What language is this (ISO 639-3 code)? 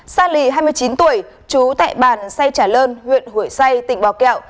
vie